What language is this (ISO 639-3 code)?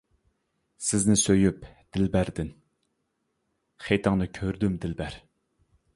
uig